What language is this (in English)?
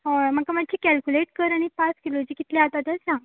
Konkani